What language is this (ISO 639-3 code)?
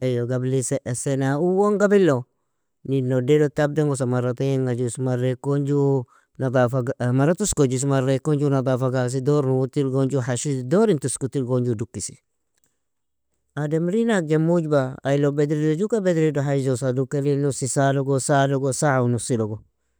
fia